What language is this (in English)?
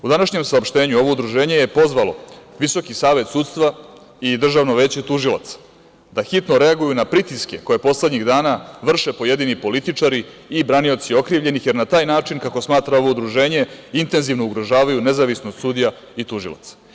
Serbian